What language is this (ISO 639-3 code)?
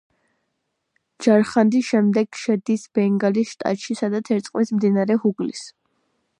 kat